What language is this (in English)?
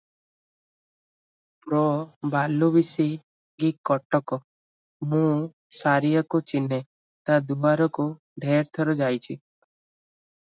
Odia